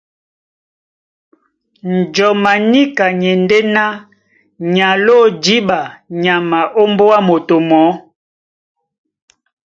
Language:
Duala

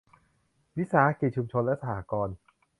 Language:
Thai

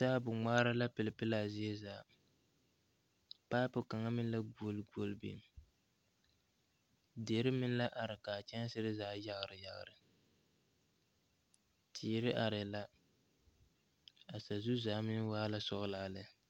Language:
Southern Dagaare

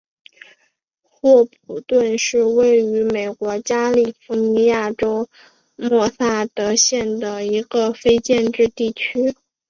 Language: Chinese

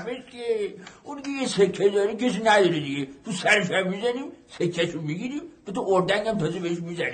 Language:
Persian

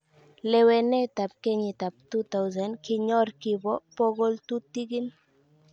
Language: Kalenjin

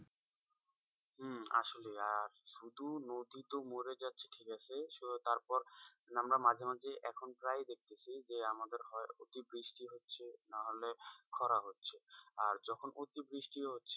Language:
Bangla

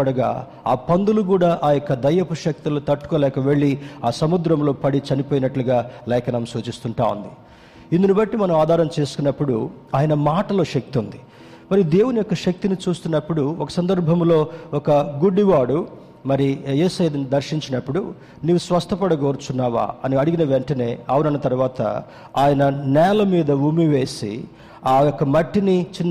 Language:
Telugu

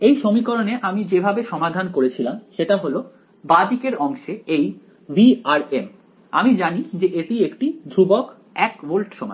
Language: Bangla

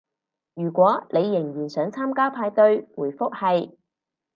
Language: Cantonese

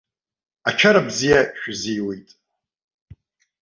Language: Abkhazian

